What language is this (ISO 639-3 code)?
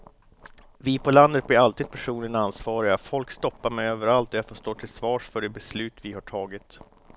swe